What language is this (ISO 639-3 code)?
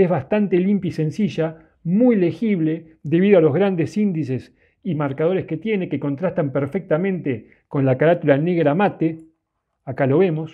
spa